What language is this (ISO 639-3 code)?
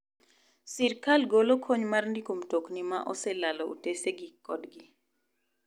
luo